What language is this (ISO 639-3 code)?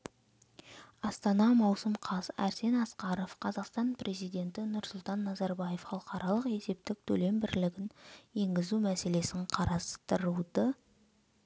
kaz